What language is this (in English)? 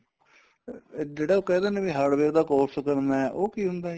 Punjabi